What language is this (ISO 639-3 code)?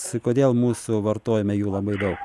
lit